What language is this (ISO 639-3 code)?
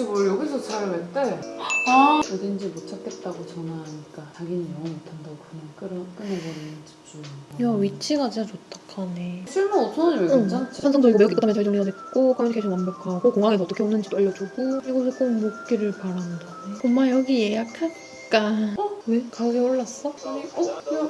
kor